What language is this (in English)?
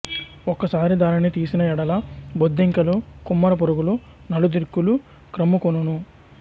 Telugu